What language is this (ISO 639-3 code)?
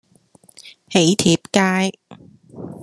yue